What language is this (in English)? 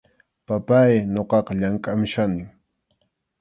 Arequipa-La Unión Quechua